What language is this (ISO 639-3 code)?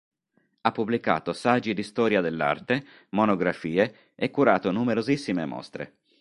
ita